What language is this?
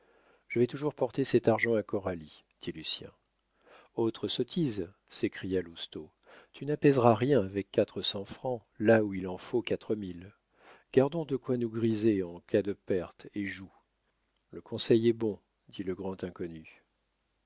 French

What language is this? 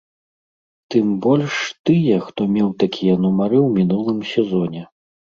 Belarusian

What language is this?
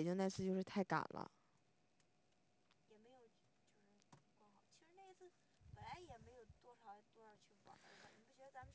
Chinese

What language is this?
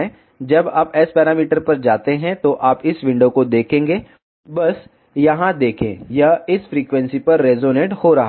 Hindi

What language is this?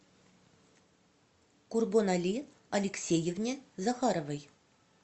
Russian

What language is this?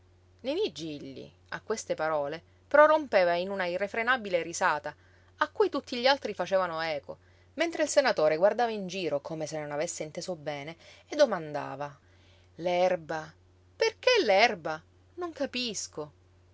Italian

